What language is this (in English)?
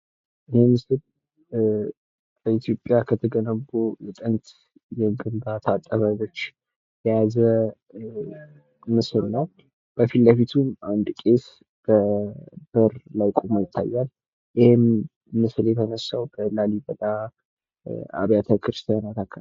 Amharic